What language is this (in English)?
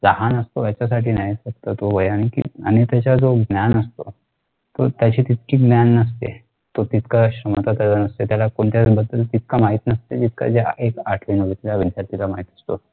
Marathi